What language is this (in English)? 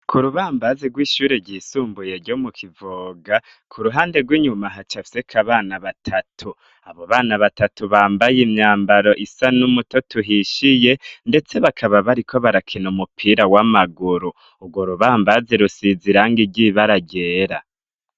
Rundi